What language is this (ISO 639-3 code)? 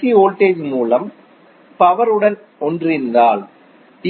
tam